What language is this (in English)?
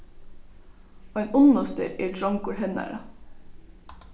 Faroese